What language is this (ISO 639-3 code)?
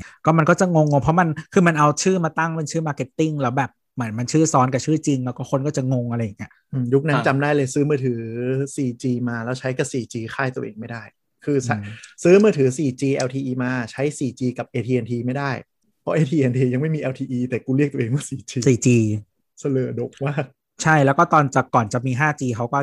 tha